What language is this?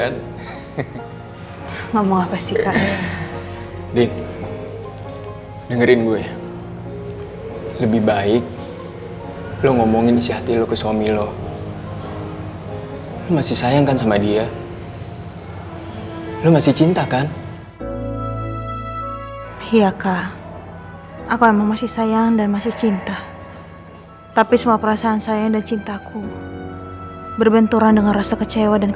Indonesian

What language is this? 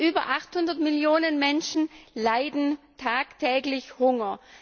German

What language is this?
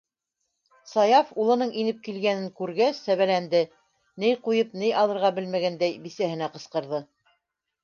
Bashkir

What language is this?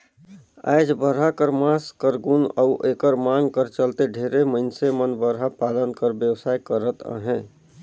Chhattisgarhi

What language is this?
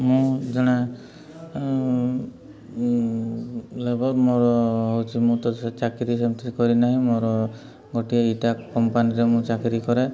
Odia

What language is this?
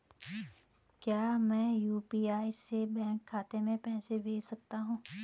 Hindi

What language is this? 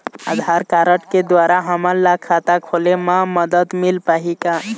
Chhattisgarhi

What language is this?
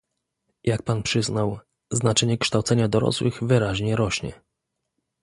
Polish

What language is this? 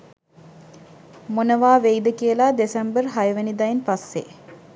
Sinhala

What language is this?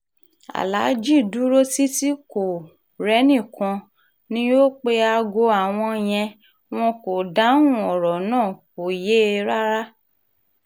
Yoruba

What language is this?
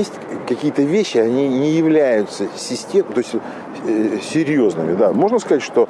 Russian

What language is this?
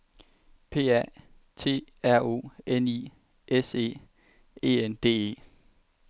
Danish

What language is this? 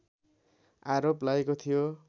Nepali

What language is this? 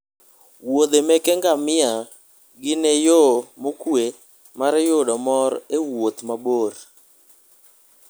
Luo (Kenya and Tanzania)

